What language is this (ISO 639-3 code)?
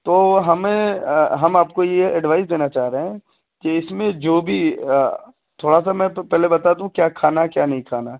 urd